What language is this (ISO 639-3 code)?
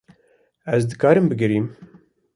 kur